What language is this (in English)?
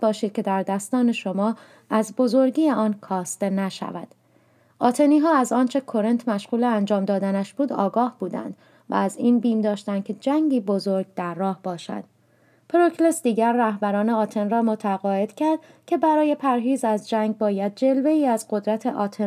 Persian